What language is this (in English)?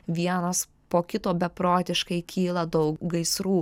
Lithuanian